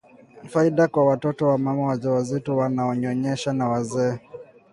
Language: Swahili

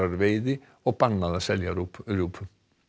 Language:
Icelandic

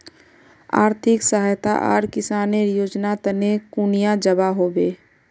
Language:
Magahi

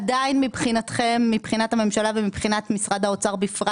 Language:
Hebrew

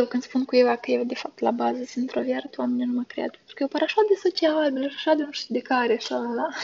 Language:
Romanian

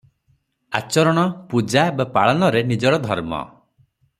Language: Odia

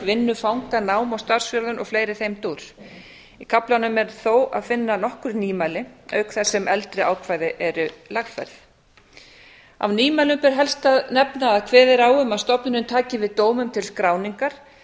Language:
Icelandic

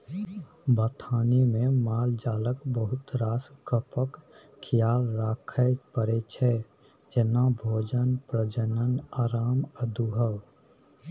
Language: Maithili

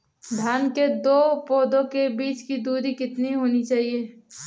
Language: Hindi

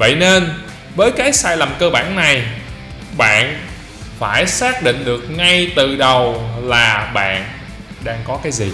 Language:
Vietnamese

